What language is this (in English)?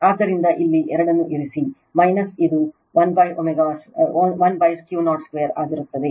Kannada